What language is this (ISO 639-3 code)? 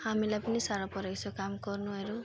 nep